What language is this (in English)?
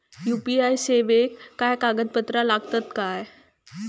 Marathi